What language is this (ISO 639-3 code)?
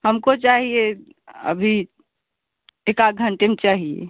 hin